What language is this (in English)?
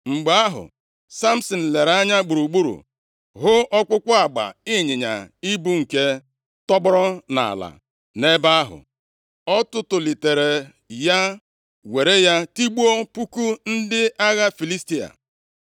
Igbo